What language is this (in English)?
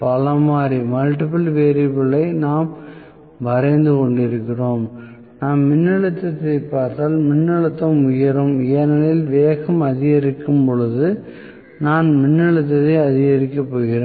Tamil